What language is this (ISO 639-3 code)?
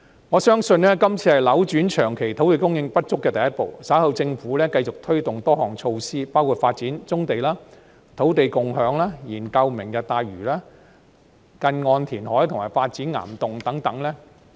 yue